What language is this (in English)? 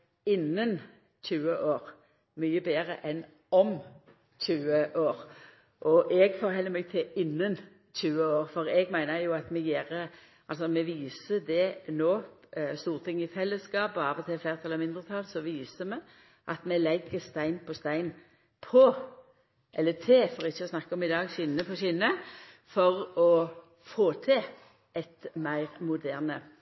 Norwegian Nynorsk